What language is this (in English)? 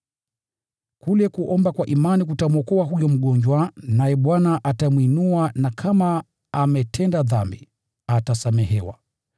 Swahili